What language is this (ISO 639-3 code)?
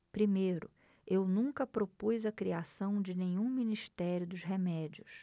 por